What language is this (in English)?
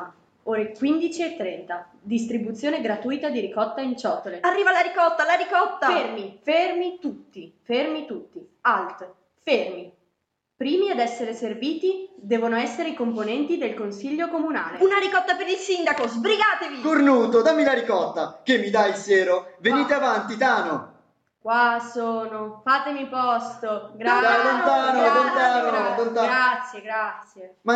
Italian